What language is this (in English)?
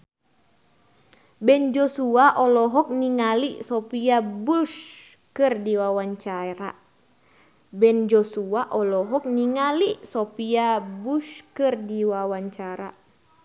Sundanese